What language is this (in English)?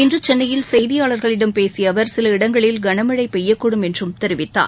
Tamil